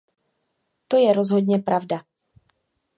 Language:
Czech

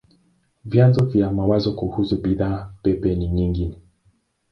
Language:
Swahili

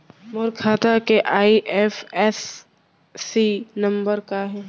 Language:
Chhattisgarhi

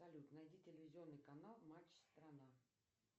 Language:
Russian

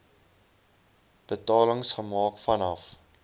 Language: Afrikaans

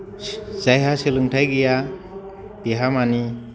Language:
Bodo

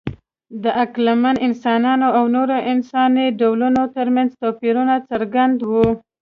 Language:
Pashto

